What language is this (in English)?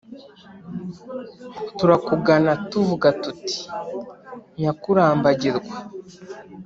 Kinyarwanda